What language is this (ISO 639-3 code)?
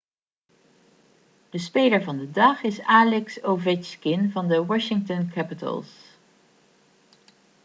nld